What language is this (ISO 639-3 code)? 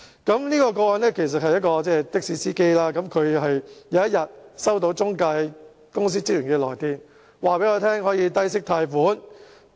yue